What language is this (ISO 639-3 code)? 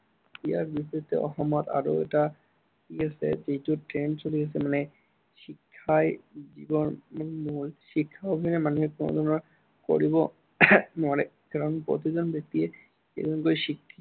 asm